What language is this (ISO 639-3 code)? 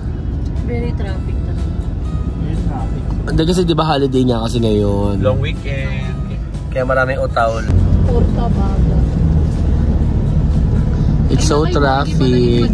fil